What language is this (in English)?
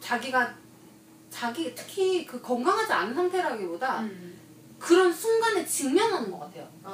Korean